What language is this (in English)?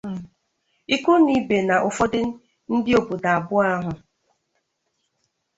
Igbo